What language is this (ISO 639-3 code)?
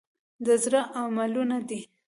pus